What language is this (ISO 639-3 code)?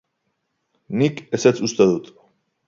eus